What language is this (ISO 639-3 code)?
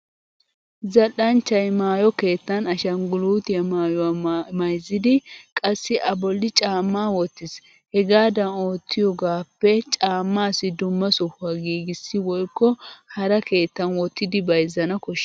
wal